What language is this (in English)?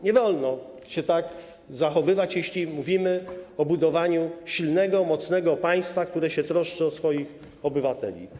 Polish